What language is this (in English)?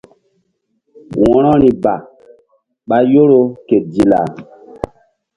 Mbum